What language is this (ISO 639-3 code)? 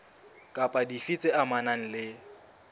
sot